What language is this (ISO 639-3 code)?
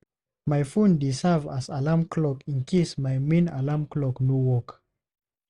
pcm